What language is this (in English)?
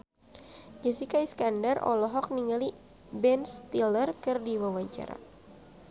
Sundanese